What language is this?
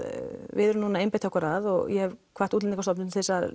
Icelandic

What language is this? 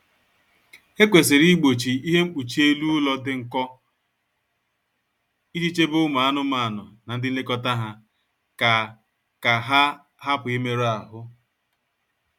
Igbo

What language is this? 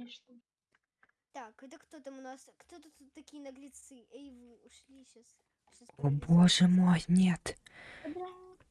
Russian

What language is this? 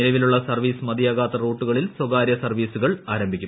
Malayalam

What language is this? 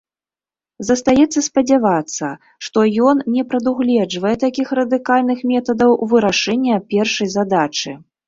Belarusian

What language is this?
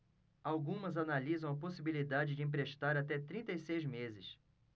Portuguese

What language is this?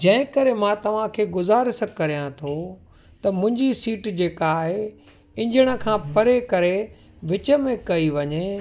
Sindhi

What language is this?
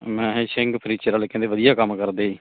Punjabi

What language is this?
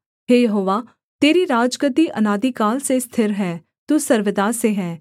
Hindi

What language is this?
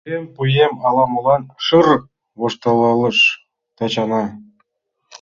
Mari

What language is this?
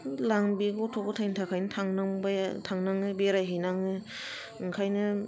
Bodo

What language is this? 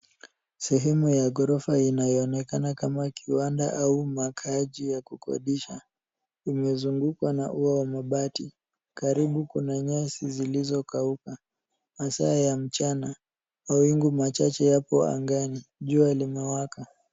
Swahili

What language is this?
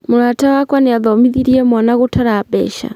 Kikuyu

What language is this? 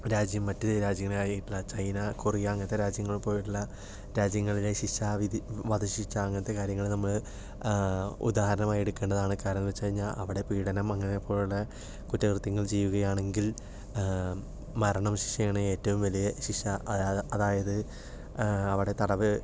Malayalam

